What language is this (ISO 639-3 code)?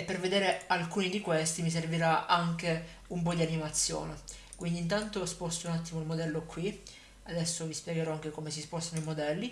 ita